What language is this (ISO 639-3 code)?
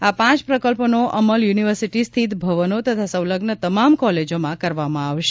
guj